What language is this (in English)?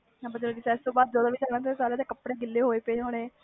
Punjabi